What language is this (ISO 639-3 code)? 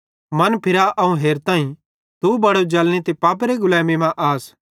bhd